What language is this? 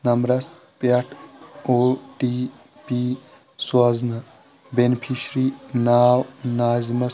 Kashmiri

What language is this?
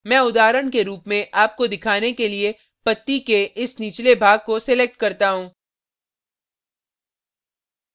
Hindi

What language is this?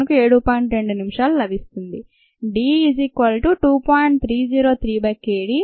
Telugu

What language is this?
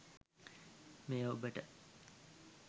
Sinhala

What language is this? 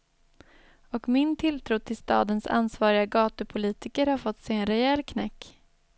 Swedish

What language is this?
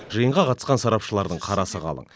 Kazakh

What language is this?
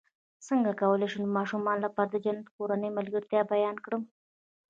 Pashto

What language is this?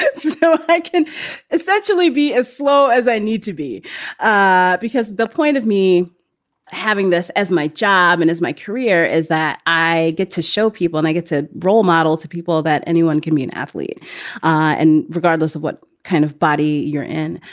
English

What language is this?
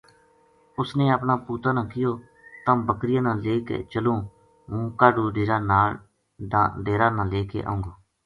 Gujari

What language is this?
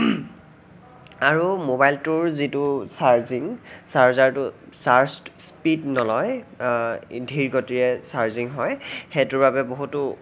Assamese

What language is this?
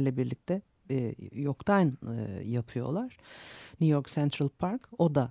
Turkish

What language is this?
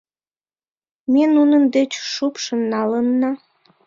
Mari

